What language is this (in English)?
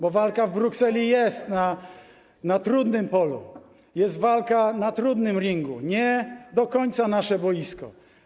Polish